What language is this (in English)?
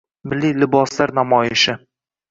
Uzbek